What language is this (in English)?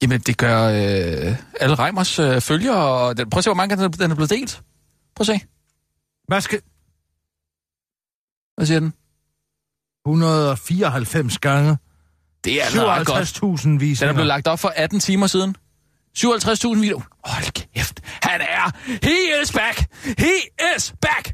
Danish